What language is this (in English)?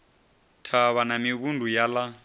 Venda